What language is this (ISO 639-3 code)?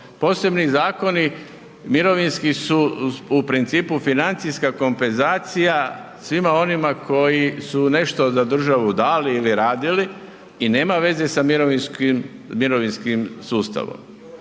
hrv